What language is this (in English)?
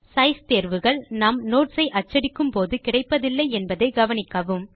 Tamil